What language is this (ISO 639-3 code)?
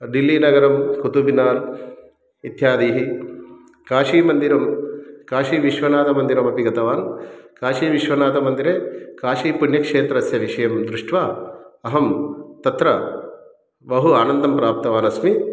san